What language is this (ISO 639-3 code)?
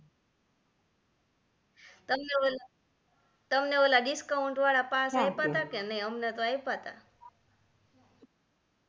guj